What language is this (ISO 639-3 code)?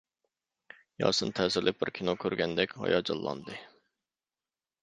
uig